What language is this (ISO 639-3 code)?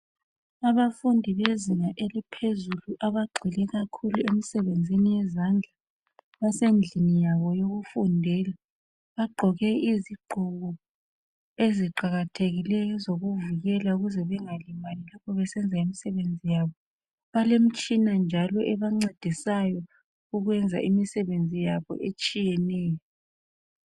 nde